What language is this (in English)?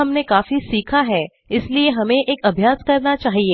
Hindi